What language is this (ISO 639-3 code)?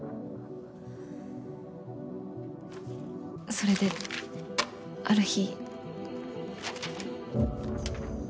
jpn